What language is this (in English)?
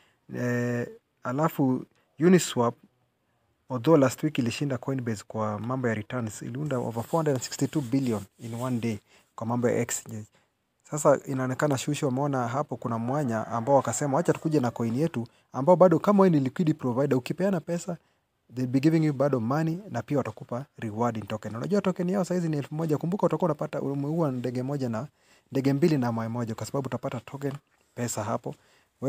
Swahili